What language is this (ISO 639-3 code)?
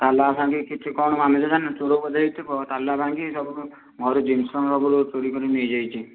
ori